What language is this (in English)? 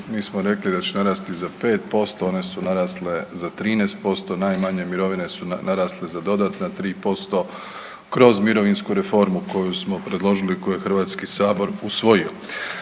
Croatian